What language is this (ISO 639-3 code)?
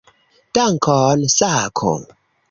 epo